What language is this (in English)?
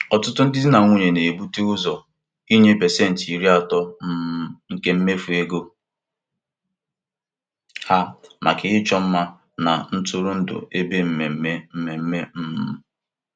Igbo